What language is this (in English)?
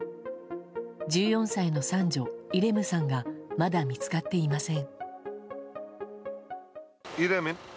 Japanese